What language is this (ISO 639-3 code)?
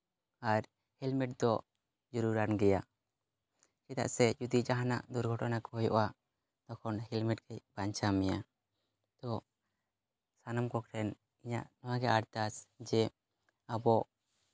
sat